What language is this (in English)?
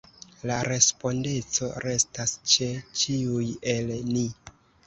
Esperanto